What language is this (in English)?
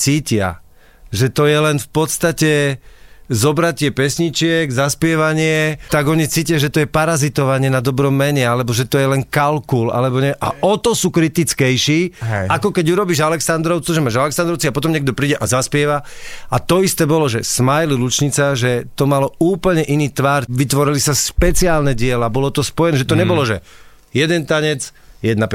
Slovak